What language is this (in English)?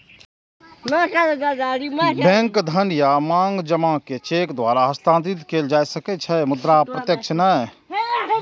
Maithili